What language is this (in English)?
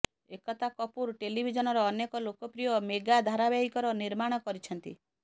Odia